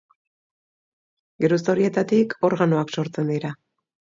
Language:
Basque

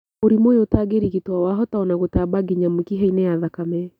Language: Kikuyu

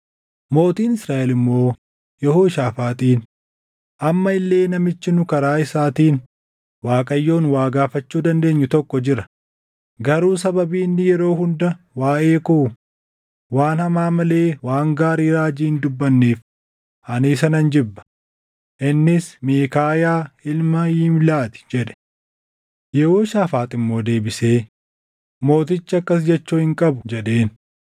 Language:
Oromo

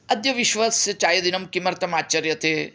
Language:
Sanskrit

